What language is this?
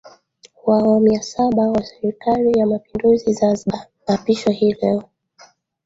Swahili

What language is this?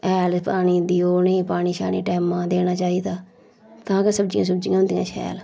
Dogri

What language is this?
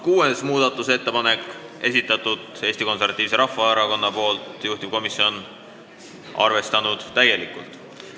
Estonian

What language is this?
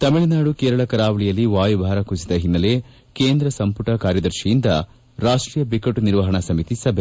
Kannada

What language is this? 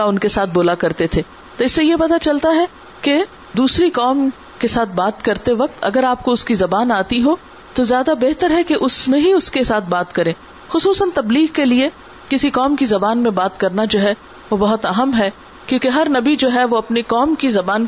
Urdu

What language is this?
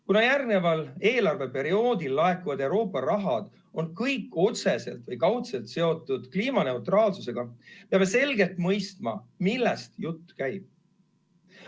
Estonian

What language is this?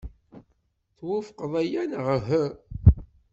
Kabyle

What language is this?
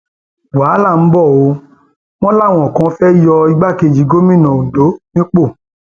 Yoruba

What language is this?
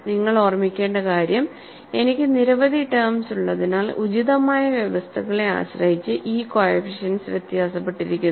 Malayalam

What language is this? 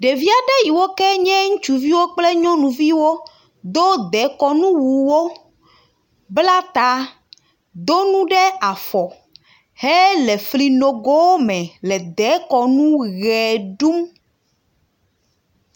Ewe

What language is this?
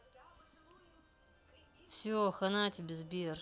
Russian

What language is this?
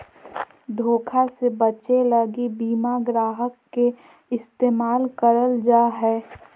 Magahi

